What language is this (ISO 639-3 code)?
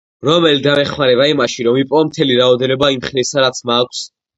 kat